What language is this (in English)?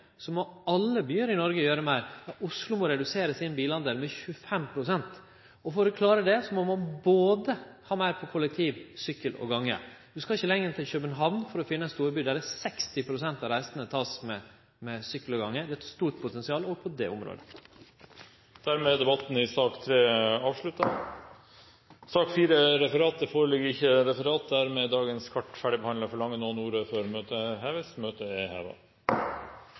Norwegian